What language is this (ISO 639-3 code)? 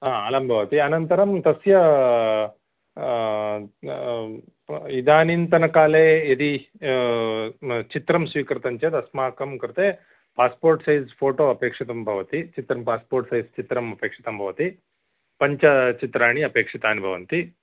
san